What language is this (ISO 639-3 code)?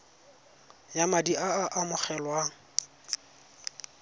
tsn